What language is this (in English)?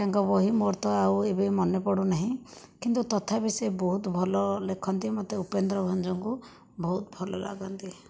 Odia